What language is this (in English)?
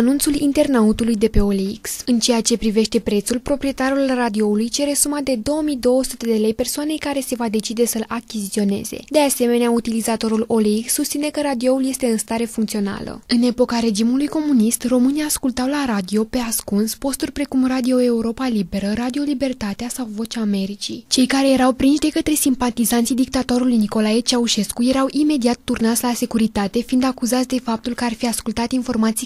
Romanian